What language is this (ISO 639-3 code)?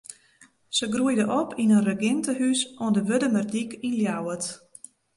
fry